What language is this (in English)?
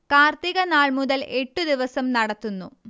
Malayalam